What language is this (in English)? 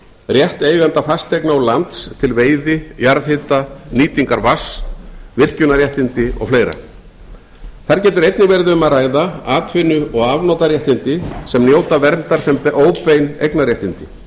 Icelandic